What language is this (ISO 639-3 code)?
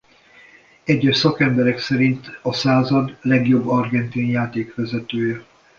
hun